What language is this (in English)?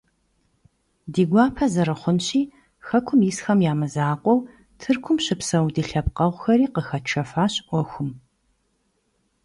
Kabardian